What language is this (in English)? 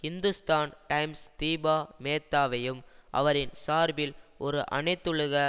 Tamil